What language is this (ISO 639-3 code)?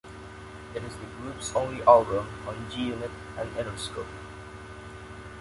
eng